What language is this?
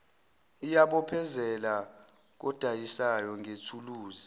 Zulu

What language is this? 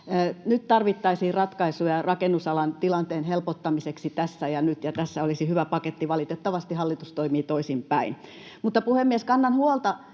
Finnish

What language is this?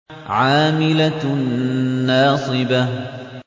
Arabic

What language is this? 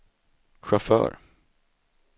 Swedish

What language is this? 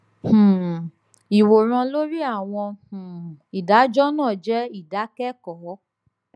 Yoruba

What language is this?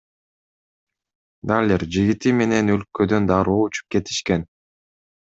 Kyrgyz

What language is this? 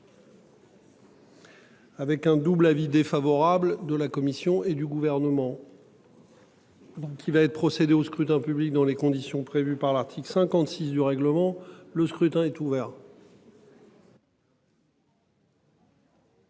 French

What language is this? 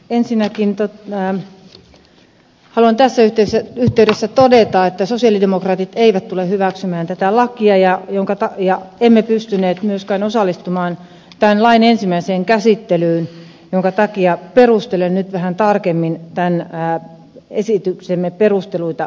Finnish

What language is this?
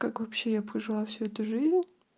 Russian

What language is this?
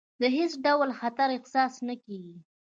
Pashto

